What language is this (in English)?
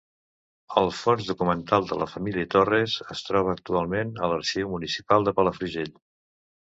Catalan